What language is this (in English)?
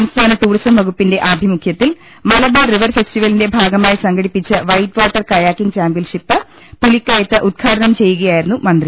Malayalam